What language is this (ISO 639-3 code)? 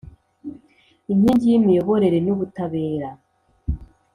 kin